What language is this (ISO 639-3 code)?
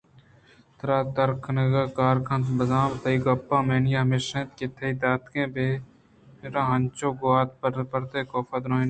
bgp